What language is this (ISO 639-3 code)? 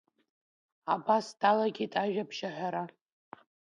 abk